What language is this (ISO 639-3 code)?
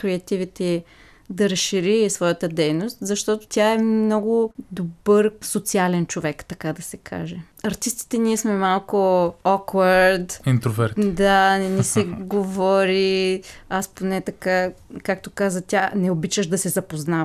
bul